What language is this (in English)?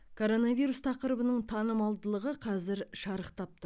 Kazakh